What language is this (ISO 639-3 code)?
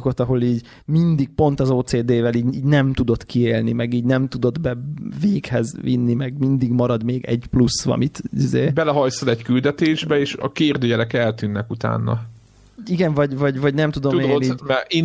hun